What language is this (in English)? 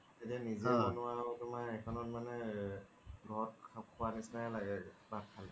Assamese